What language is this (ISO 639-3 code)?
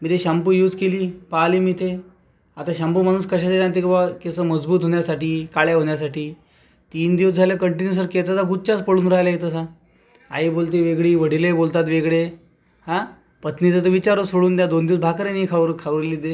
mar